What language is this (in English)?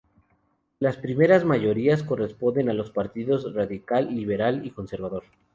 Spanish